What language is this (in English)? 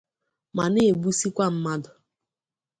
Igbo